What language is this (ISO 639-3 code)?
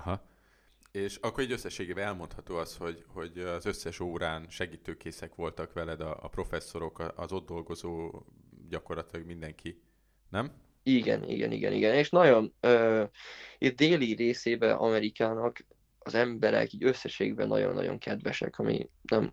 hun